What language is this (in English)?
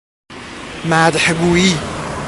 Persian